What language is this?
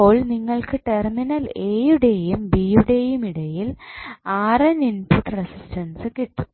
Malayalam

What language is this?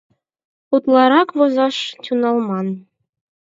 Mari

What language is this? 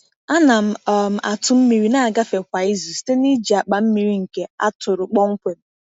Igbo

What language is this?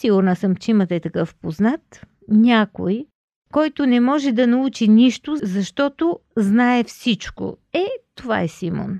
Bulgarian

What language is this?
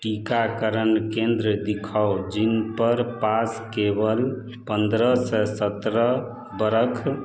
Maithili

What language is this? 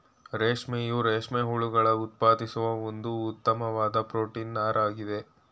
Kannada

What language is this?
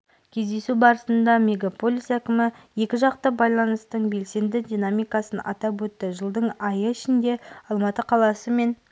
Kazakh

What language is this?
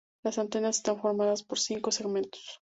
Spanish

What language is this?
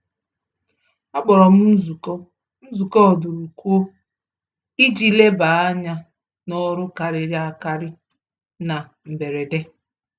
Igbo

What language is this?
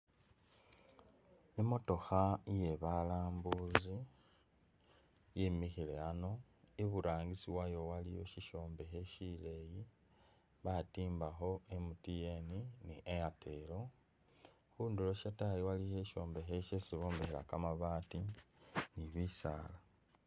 Masaaba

